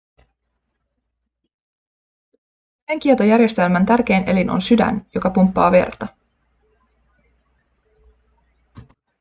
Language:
Finnish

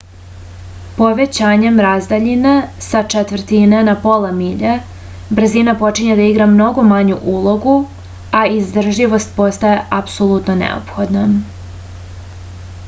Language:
Serbian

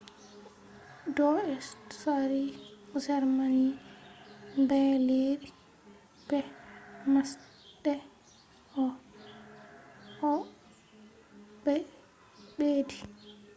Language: Fula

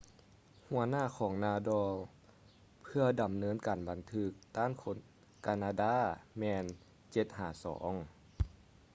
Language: Lao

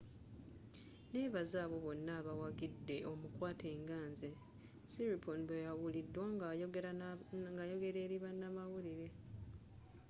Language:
Ganda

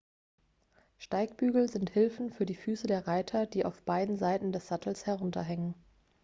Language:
German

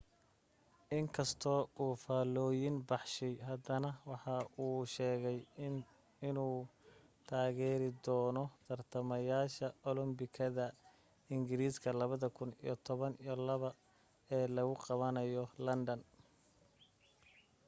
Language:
Somali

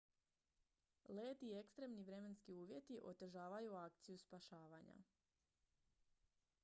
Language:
Croatian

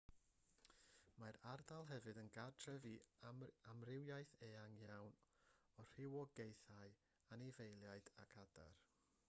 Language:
Welsh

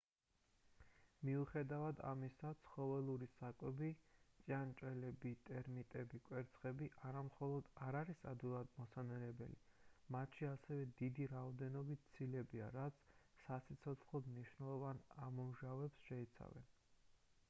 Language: Georgian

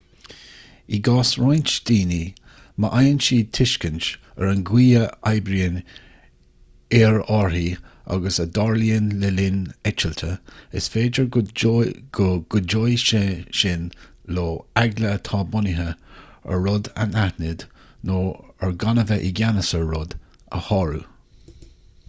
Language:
Irish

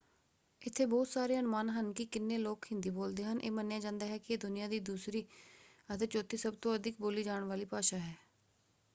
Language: Punjabi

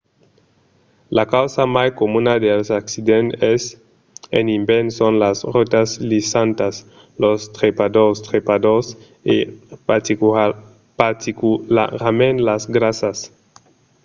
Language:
Occitan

